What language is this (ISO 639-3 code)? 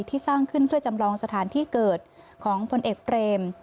tha